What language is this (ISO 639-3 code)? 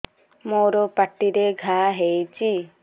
ori